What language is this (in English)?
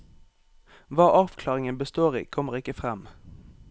Norwegian